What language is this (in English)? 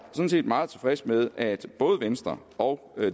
Danish